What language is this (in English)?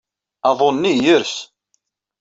Kabyle